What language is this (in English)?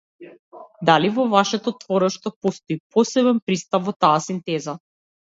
Macedonian